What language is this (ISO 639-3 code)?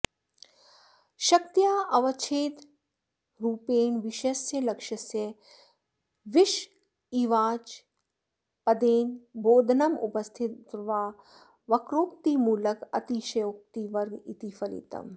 san